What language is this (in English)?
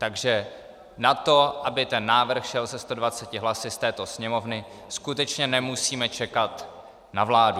Czech